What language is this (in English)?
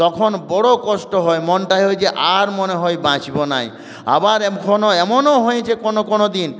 Bangla